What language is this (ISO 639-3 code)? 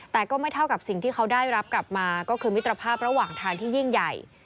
tha